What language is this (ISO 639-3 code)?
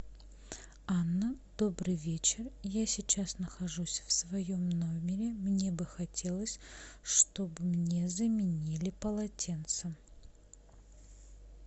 rus